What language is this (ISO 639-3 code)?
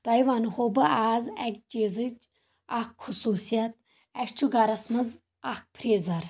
kas